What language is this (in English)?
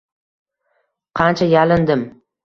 Uzbek